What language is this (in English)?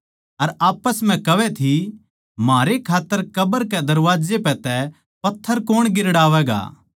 Haryanvi